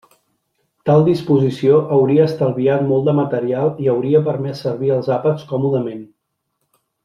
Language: Catalan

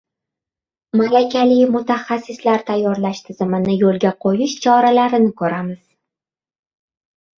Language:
Uzbek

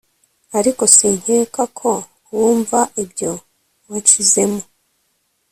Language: Kinyarwanda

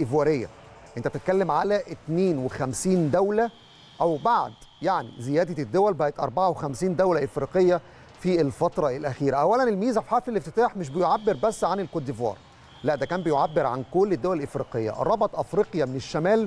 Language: Arabic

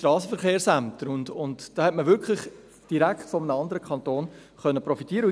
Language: Swiss German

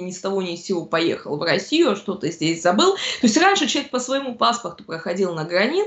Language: Russian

